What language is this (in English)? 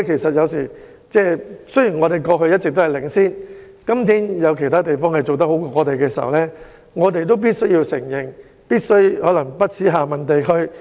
Cantonese